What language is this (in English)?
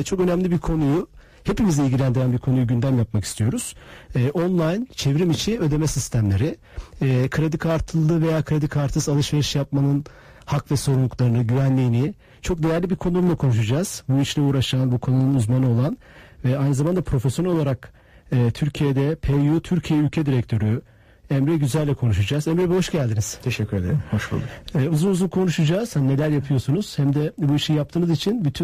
Turkish